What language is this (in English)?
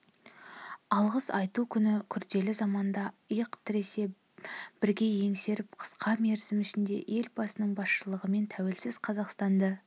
Kazakh